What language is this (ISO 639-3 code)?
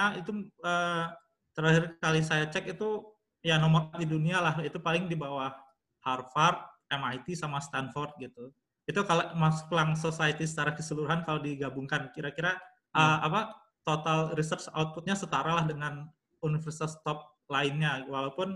ind